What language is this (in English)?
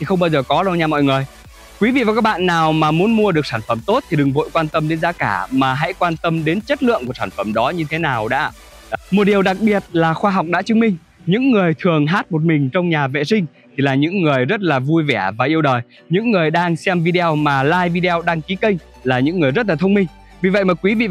Vietnamese